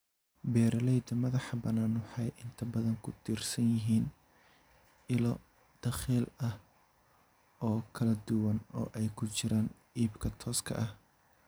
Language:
Somali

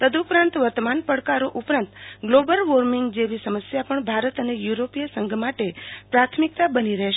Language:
Gujarati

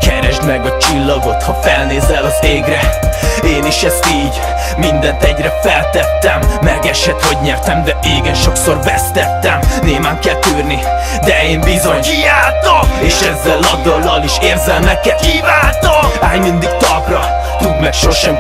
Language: Hungarian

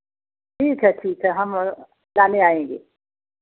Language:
Hindi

